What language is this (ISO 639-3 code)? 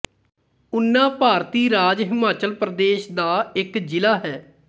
pan